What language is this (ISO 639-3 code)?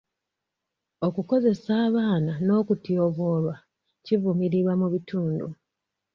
lug